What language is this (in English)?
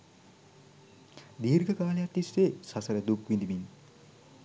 Sinhala